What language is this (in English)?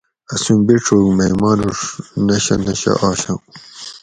Gawri